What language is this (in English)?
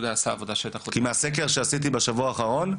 Hebrew